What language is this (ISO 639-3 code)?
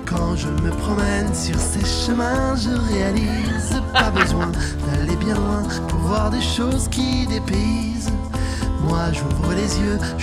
fra